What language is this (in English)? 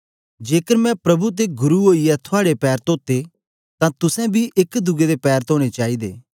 Dogri